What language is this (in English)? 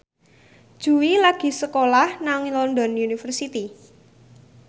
Javanese